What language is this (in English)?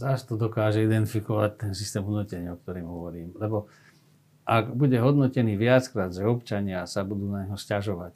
Slovak